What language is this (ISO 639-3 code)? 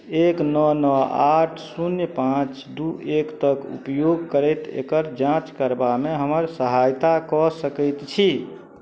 mai